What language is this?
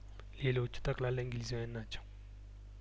Amharic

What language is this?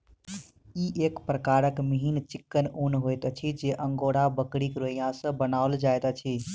Maithili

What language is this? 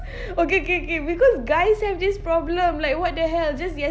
English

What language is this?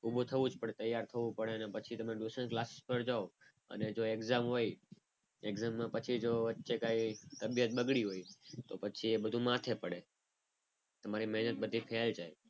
Gujarati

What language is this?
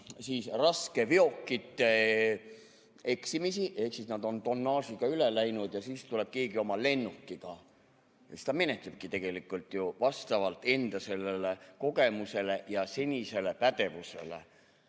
Estonian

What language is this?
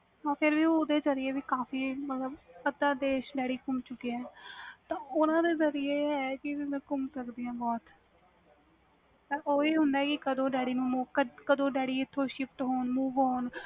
Punjabi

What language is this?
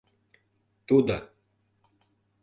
Mari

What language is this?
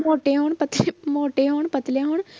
Punjabi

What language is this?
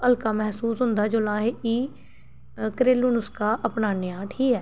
Dogri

